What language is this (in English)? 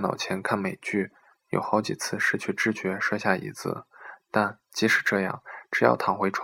Chinese